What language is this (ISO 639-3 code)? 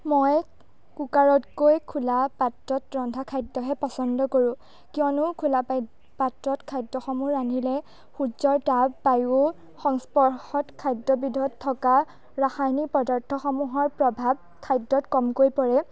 asm